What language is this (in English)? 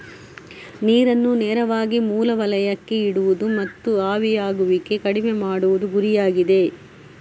Kannada